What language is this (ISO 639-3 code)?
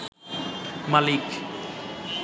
ben